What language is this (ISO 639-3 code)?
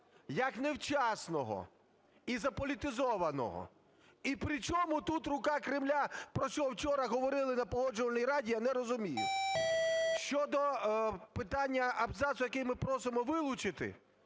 ukr